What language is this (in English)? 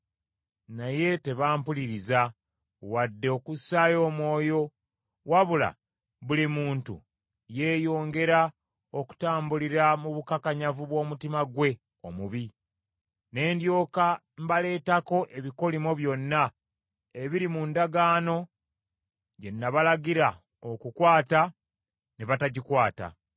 Ganda